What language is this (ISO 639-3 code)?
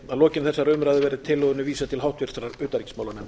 isl